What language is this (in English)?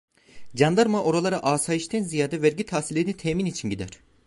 Turkish